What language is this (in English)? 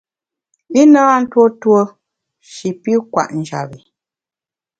Bamun